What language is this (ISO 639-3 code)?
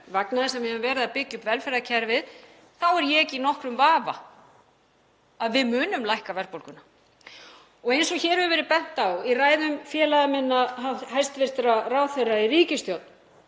isl